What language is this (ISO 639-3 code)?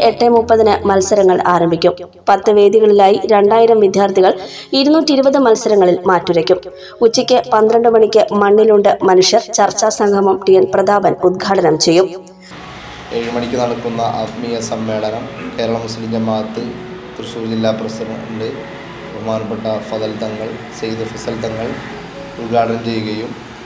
mal